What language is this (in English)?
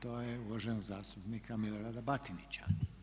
Croatian